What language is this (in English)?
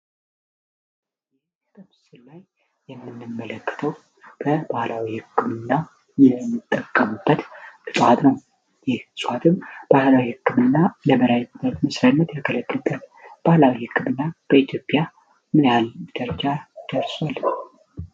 Amharic